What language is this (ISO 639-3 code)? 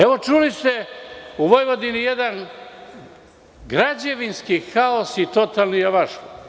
srp